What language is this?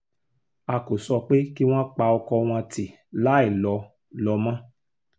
Yoruba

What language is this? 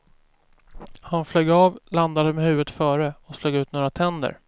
Swedish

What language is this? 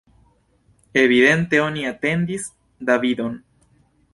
Esperanto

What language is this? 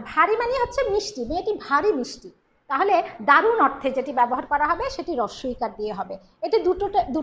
English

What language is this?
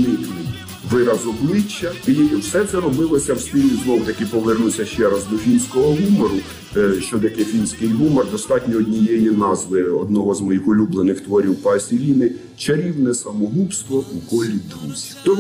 Ukrainian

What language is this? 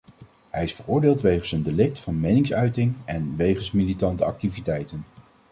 Dutch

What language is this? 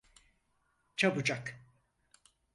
Turkish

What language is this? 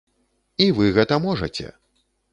Belarusian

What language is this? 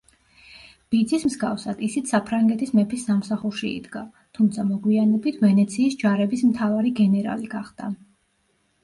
Georgian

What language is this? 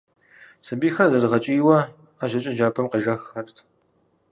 Kabardian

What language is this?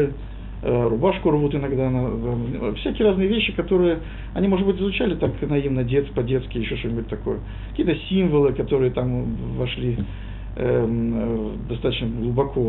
Russian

